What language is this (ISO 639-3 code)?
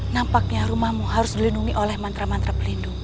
ind